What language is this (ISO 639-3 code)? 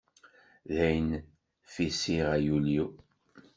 kab